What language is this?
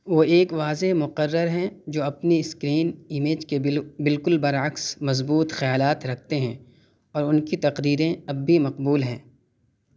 Urdu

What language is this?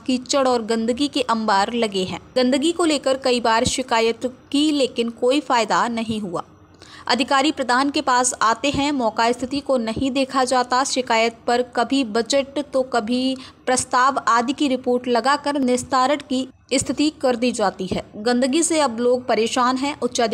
Hindi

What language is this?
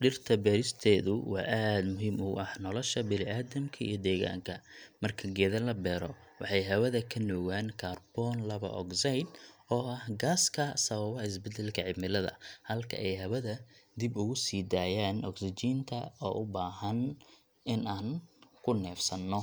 Somali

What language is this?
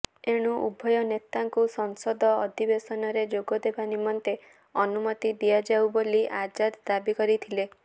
Odia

